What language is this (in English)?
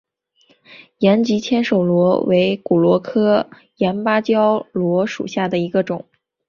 Chinese